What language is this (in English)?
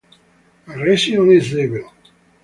English